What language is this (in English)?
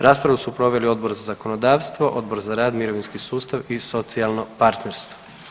Croatian